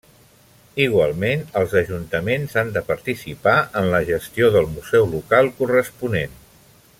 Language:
Catalan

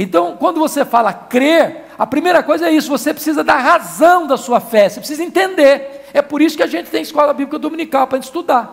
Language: Portuguese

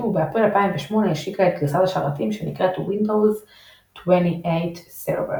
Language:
Hebrew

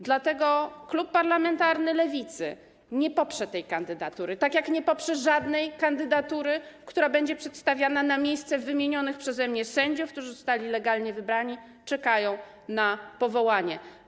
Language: Polish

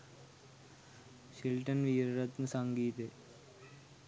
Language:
Sinhala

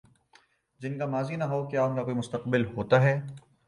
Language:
Urdu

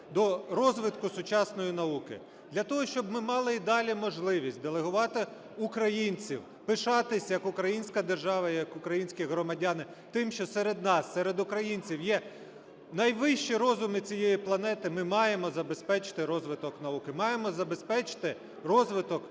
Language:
Ukrainian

